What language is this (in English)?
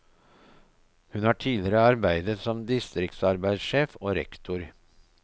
Norwegian